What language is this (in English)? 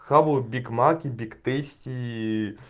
Russian